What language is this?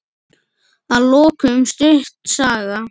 Icelandic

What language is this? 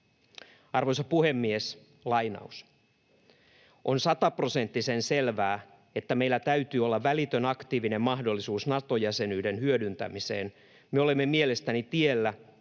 Finnish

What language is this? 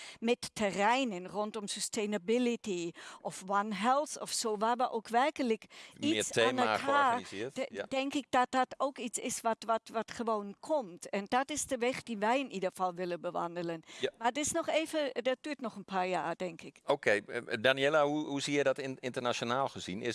Dutch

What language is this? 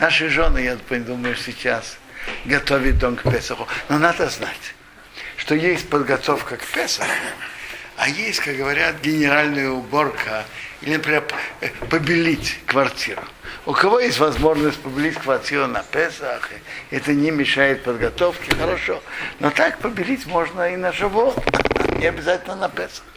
Russian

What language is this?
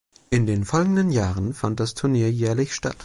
German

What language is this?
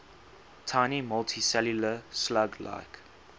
English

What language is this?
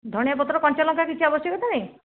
Odia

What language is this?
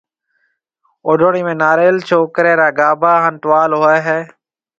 Marwari (Pakistan)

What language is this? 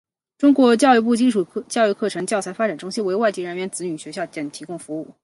Chinese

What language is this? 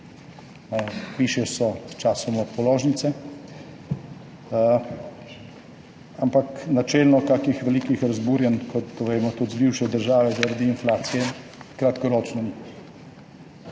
Slovenian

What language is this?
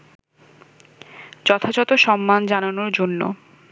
Bangla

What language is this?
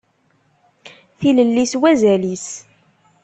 Kabyle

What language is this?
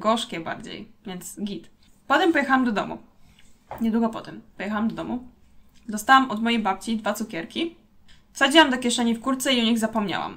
Polish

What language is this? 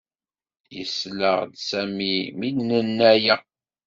Kabyle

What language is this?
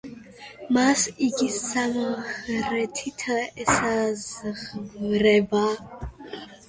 Georgian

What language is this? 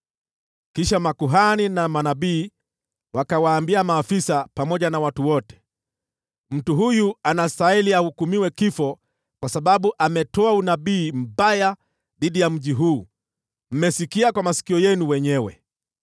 Swahili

